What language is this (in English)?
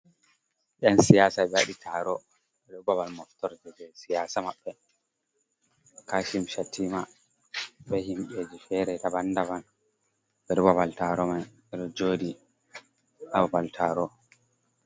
Fula